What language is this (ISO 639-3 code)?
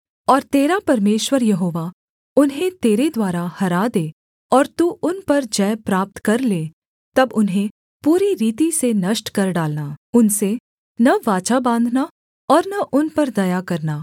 hin